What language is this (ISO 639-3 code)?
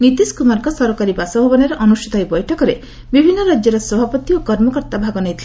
ori